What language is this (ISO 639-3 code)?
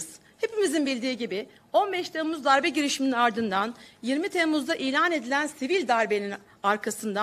tur